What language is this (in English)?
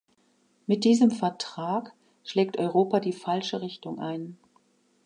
German